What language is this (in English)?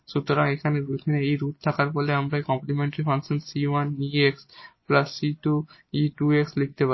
Bangla